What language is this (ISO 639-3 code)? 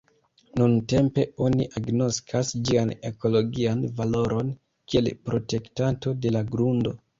epo